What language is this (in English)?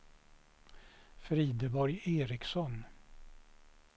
Swedish